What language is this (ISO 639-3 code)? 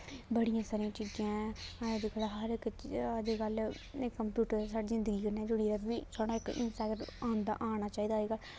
doi